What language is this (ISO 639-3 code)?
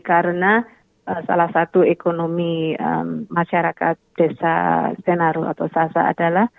ind